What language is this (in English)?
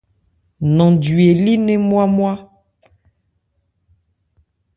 Ebrié